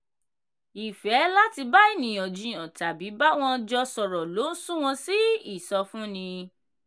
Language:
Yoruba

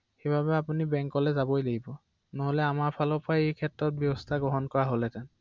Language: Assamese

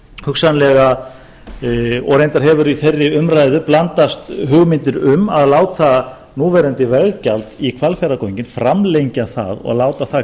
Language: Icelandic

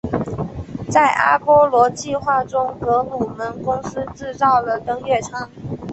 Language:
Chinese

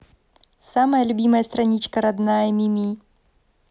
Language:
Russian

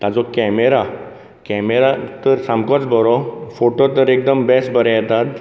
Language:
Konkani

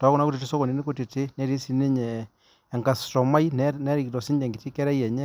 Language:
Masai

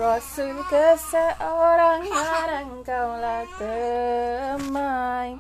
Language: Malay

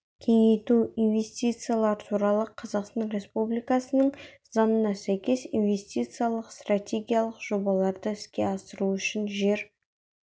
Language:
Kazakh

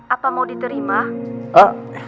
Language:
Indonesian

